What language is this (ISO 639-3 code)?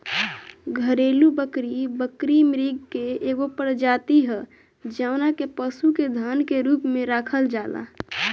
bho